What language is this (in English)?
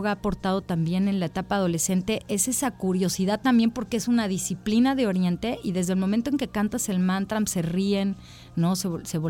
Spanish